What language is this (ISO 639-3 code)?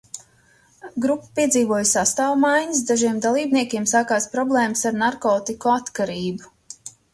lav